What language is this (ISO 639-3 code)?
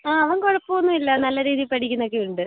mal